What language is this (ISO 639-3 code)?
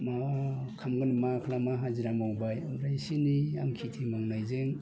brx